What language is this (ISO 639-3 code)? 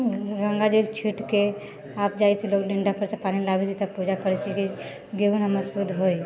mai